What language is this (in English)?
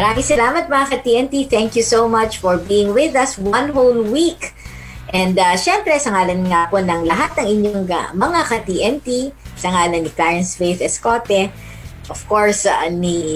Filipino